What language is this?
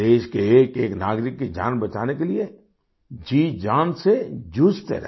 Hindi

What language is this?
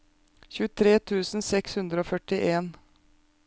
Norwegian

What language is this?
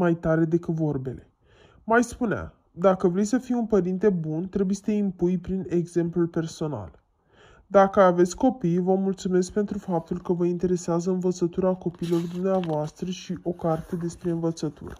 Romanian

